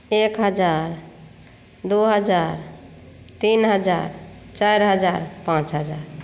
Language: Maithili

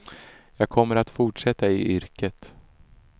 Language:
Swedish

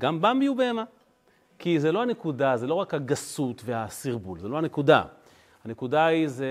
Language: Hebrew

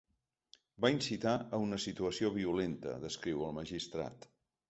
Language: Catalan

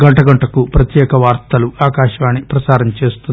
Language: Telugu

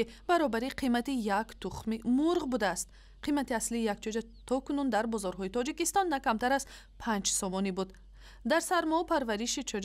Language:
Persian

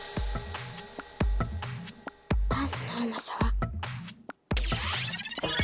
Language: Japanese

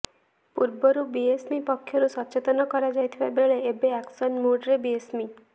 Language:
Odia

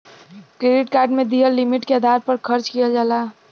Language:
Bhojpuri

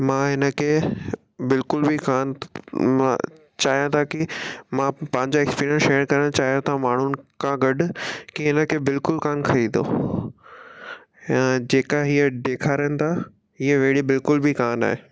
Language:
Sindhi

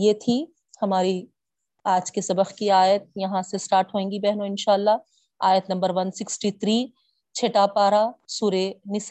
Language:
Urdu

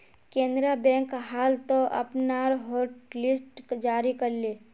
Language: Magahi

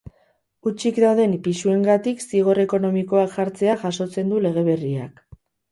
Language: Basque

